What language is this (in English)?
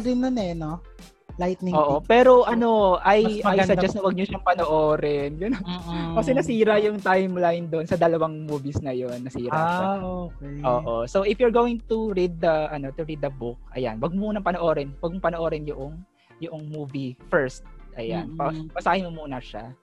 Filipino